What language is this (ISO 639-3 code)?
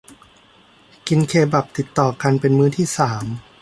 tha